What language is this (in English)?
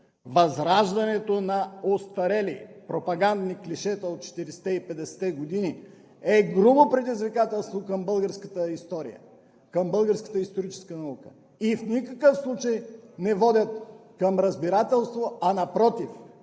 Bulgarian